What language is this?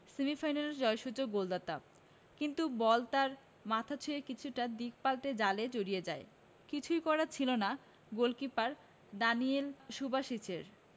Bangla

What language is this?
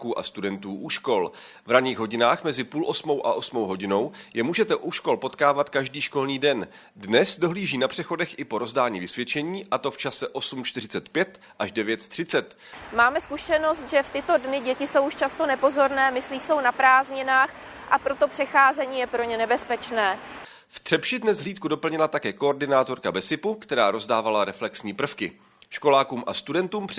Czech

